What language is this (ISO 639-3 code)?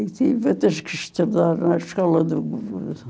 por